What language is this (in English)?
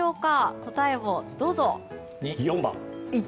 Japanese